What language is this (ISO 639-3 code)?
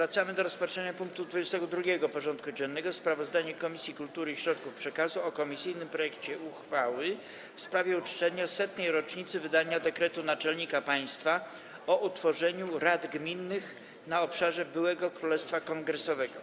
pol